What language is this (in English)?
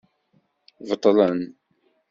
Kabyle